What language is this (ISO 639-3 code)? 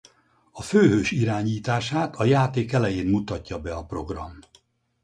hun